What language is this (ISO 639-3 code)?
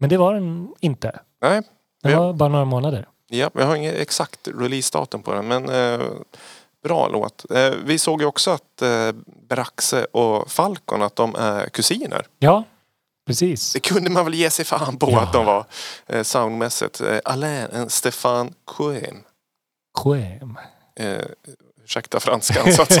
swe